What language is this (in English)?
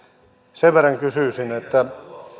Finnish